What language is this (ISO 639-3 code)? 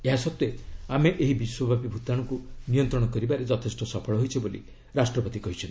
ori